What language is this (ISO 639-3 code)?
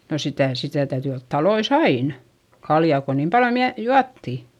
fin